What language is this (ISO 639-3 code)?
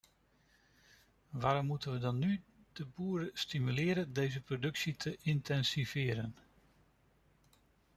nld